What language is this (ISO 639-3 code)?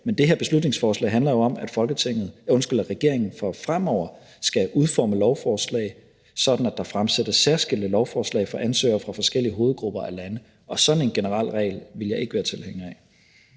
dan